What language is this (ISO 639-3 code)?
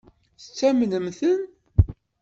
kab